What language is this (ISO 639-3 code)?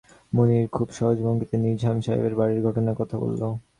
ben